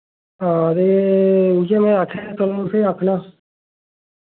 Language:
Dogri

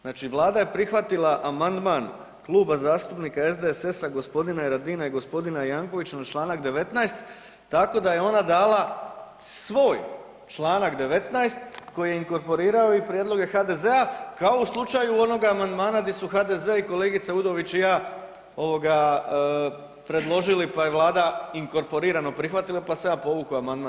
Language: Croatian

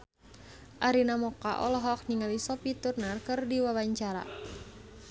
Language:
Sundanese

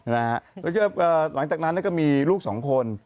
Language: Thai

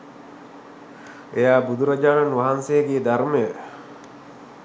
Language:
Sinhala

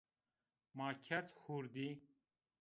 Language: Zaza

